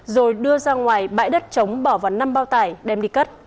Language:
Vietnamese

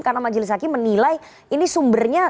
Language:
Indonesian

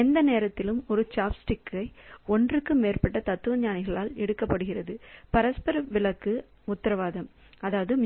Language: Tamil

